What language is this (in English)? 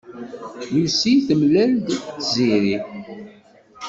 Kabyle